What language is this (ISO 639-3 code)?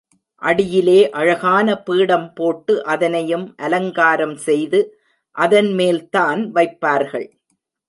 tam